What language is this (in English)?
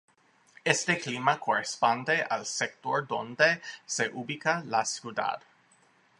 Spanish